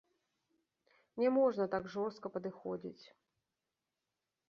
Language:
Belarusian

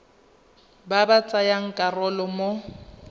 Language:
Tswana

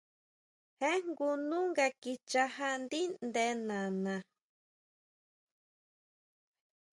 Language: Huautla Mazatec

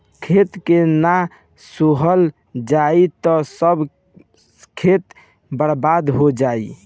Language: Bhojpuri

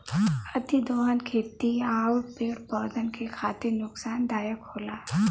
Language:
Bhojpuri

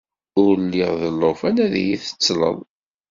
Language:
Kabyle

